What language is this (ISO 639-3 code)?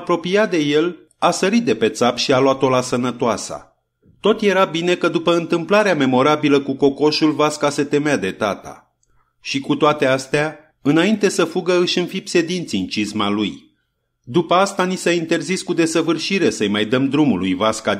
ron